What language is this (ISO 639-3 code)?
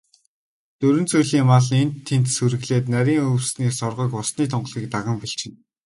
mon